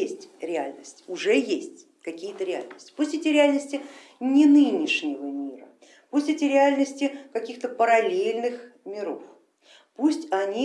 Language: Russian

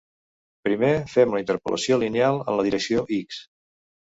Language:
Catalan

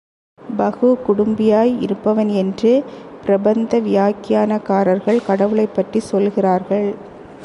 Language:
Tamil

